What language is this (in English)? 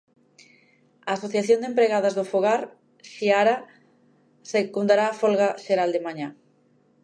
Galician